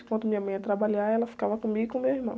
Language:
Portuguese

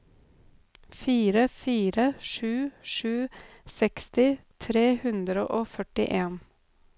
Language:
Norwegian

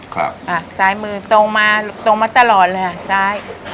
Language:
Thai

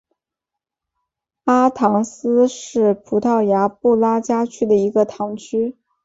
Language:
Chinese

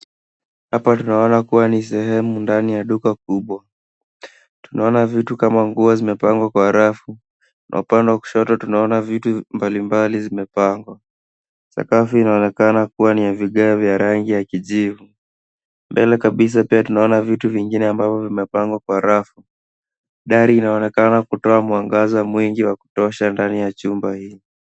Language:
Swahili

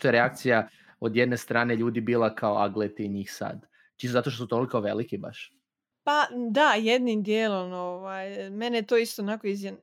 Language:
Croatian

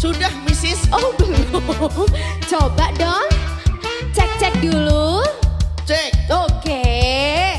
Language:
Indonesian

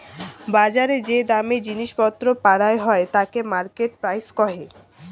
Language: Bangla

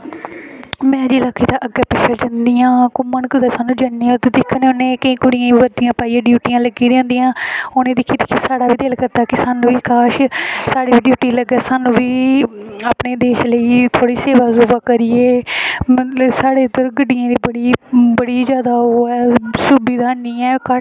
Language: Dogri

